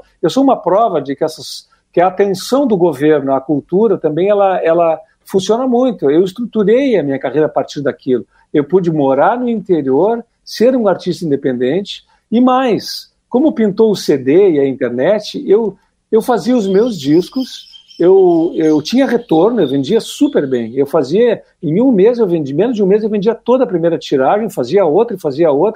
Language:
Portuguese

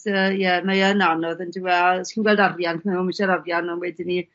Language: Welsh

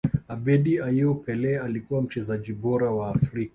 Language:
Swahili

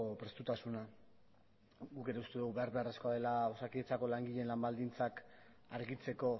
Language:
Basque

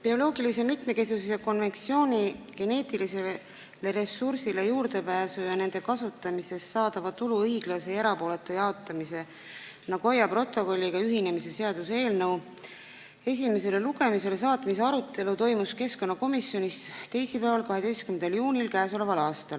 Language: Estonian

